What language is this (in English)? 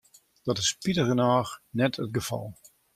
Western Frisian